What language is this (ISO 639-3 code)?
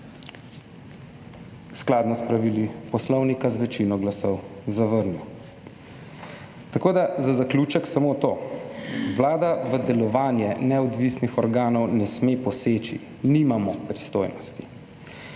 slv